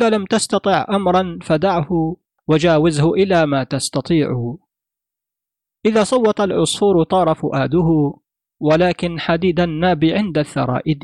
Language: Arabic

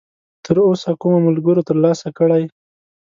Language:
Pashto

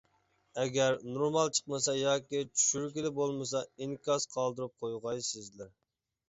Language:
Uyghur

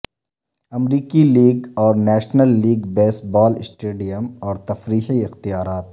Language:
Urdu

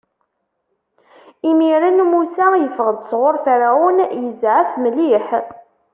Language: Kabyle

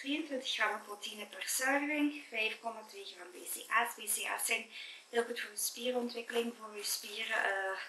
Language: Dutch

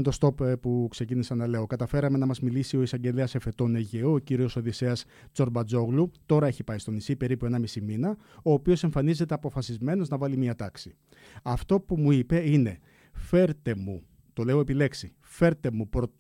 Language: Greek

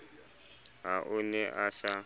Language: Southern Sotho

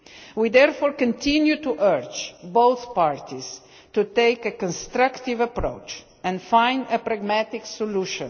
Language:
English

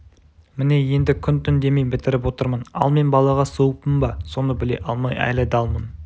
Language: Kazakh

